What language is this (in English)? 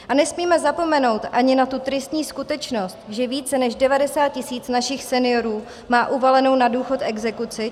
Czech